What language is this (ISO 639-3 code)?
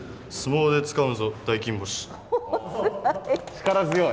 jpn